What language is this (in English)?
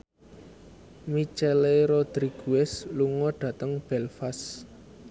Javanese